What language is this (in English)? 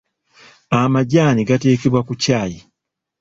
Ganda